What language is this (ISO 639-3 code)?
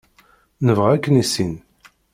kab